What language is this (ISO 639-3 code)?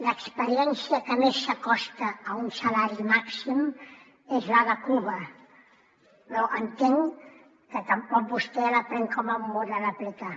cat